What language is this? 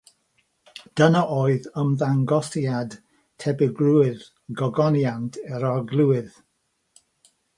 Welsh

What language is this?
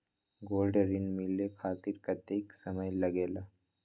Magahi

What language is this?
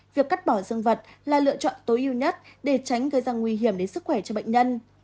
Vietnamese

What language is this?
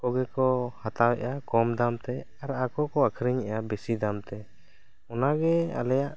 Santali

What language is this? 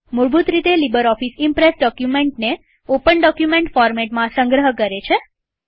Gujarati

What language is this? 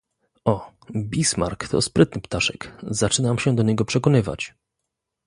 Polish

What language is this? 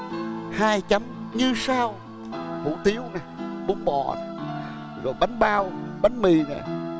Vietnamese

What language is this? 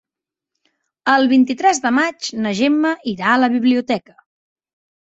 Catalan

